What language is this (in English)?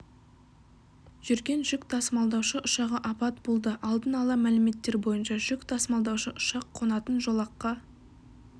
Kazakh